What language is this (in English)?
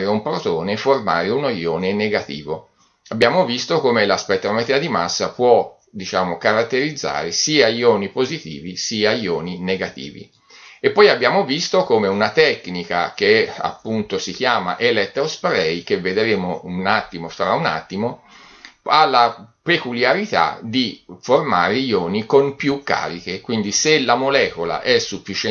Italian